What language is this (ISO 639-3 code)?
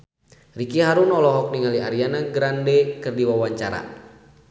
sun